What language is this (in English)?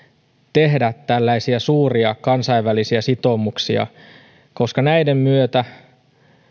Finnish